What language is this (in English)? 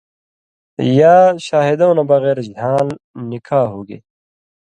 Indus Kohistani